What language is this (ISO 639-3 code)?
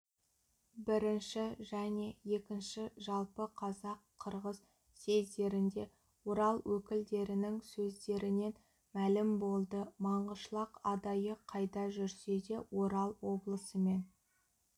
kaz